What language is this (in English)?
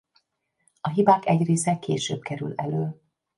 Hungarian